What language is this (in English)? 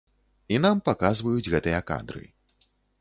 Belarusian